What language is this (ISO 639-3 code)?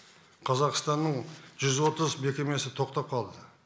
kaz